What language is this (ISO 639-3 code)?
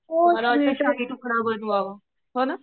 mar